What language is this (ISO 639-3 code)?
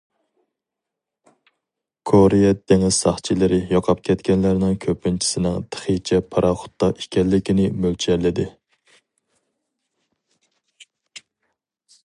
uig